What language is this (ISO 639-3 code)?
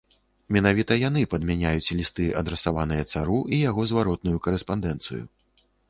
bel